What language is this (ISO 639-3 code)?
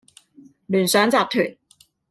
yue